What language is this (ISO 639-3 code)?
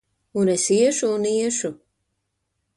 lav